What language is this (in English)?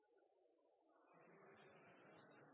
Norwegian Bokmål